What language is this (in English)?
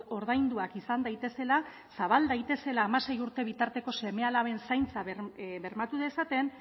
Basque